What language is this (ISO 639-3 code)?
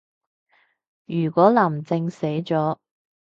yue